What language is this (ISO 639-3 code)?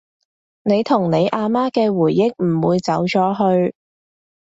yue